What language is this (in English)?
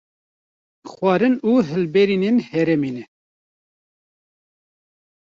Kurdish